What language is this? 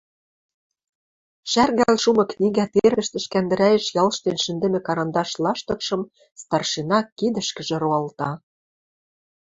Western Mari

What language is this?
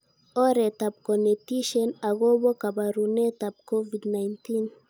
Kalenjin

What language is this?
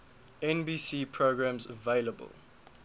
English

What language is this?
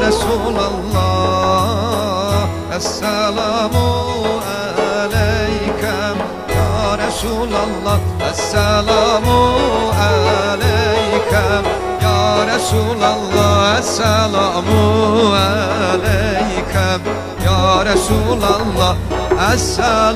Turkish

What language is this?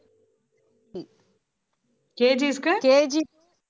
Tamil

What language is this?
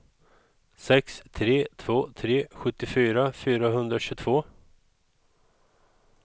Swedish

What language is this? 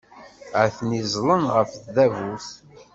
Kabyle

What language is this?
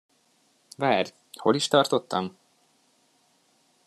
Hungarian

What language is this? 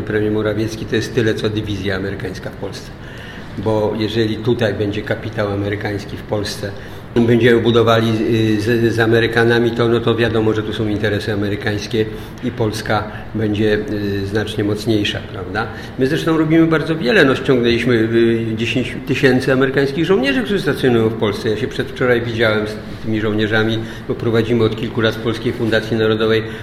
Polish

